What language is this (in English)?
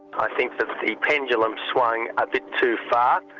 English